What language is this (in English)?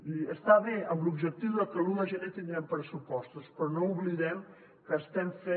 Catalan